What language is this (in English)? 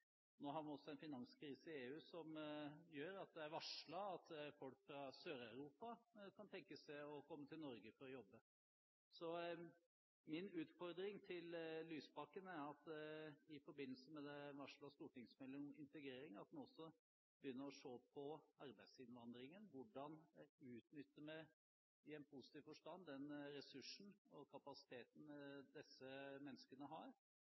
Norwegian Bokmål